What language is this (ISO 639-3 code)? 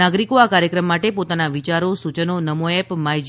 guj